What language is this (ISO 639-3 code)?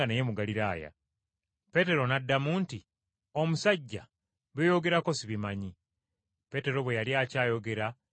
lug